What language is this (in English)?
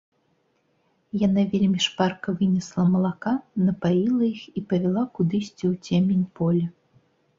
Belarusian